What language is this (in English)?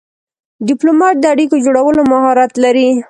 Pashto